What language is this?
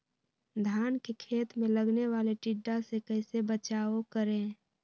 Magahi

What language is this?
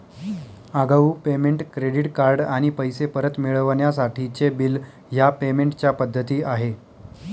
Marathi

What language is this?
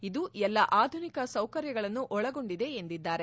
Kannada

